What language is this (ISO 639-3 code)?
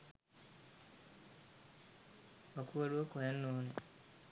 sin